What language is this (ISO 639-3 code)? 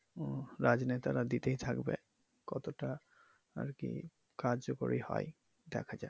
ben